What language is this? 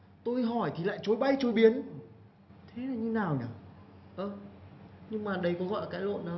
Vietnamese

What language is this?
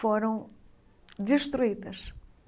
Portuguese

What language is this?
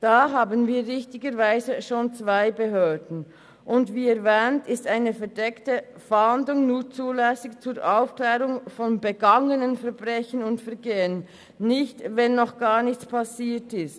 Swiss German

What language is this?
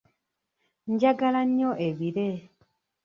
Ganda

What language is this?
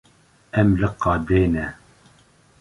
Kurdish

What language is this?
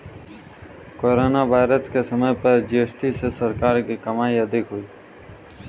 Hindi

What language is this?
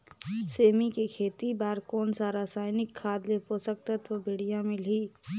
Chhattisgarhi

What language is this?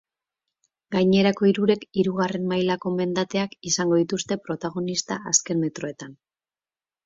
Basque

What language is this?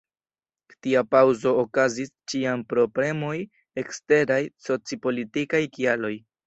Esperanto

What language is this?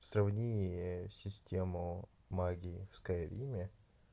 Russian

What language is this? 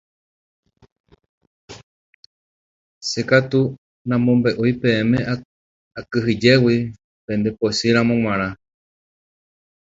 Guarani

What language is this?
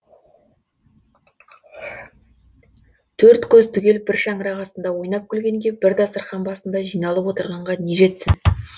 Kazakh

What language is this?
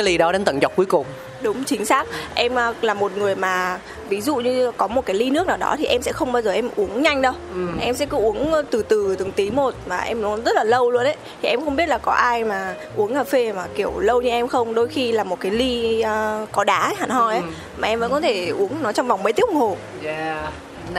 Vietnamese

